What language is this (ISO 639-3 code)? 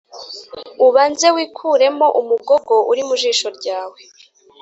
kin